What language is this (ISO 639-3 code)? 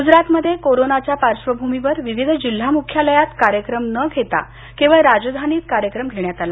mar